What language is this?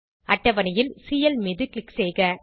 Tamil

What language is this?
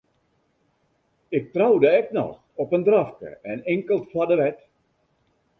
Western Frisian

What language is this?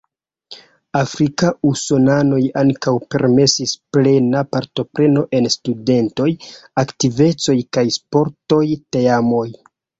Esperanto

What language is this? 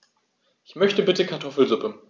German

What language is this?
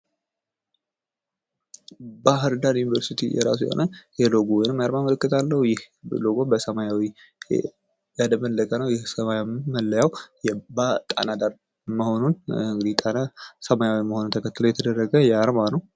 Amharic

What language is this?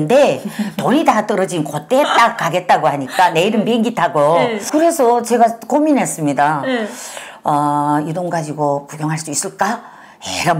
Korean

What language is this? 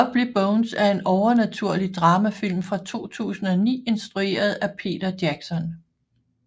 Danish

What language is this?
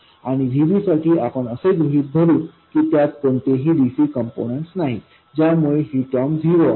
Marathi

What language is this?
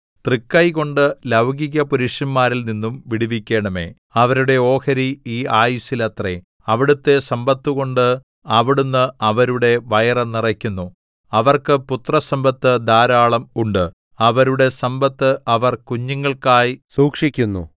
Malayalam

